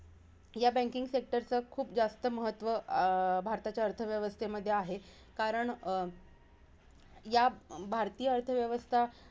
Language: Marathi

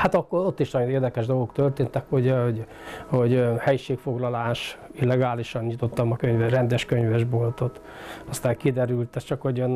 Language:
Hungarian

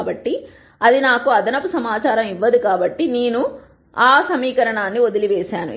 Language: Telugu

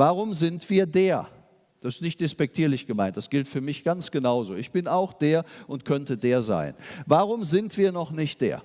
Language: German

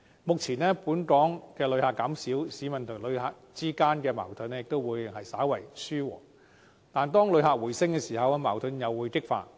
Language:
Cantonese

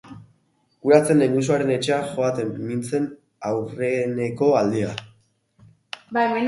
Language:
Basque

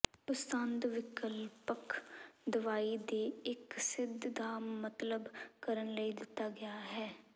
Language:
Punjabi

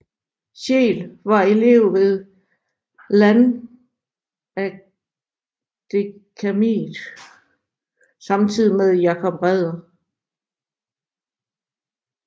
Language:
Danish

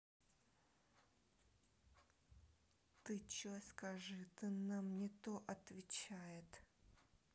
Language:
Russian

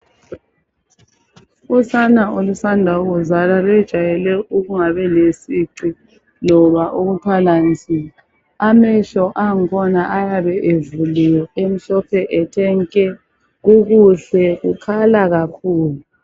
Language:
North Ndebele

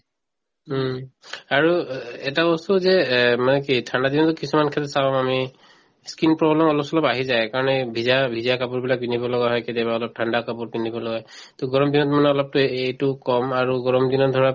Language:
Assamese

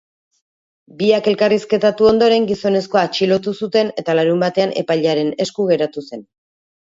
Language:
Basque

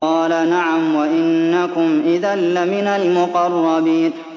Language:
Arabic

